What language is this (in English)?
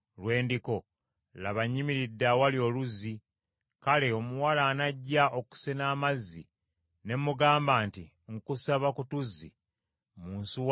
Ganda